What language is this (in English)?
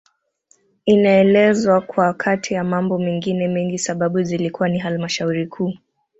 Swahili